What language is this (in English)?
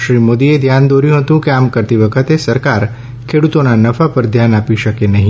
Gujarati